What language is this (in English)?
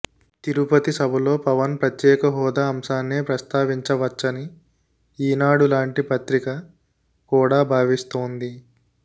Telugu